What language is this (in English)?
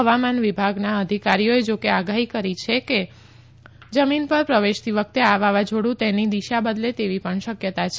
Gujarati